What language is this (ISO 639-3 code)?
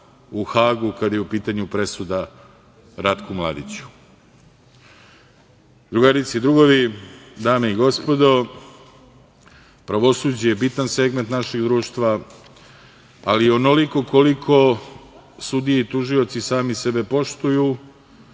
srp